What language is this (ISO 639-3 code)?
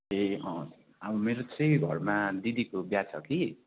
nep